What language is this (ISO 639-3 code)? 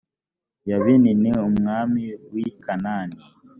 kin